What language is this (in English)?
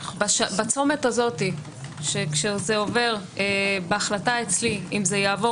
Hebrew